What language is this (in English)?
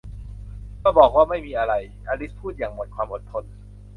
Thai